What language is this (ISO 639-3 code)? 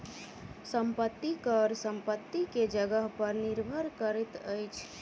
mai